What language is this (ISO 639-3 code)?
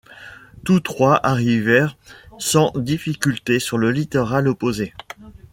fra